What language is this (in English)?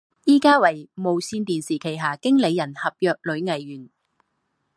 Chinese